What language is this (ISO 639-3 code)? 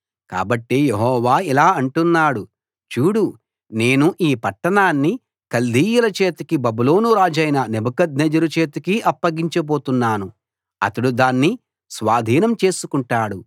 tel